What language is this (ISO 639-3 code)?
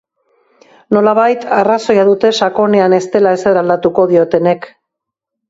eus